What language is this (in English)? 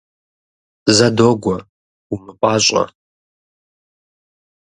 Kabardian